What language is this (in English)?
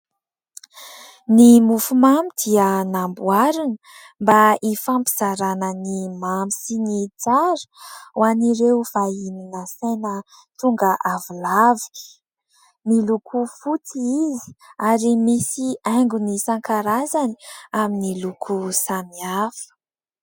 Malagasy